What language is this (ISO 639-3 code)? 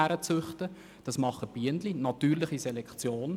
gsw